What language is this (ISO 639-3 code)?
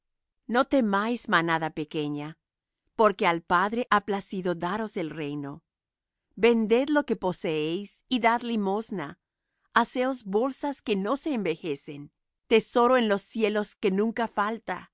spa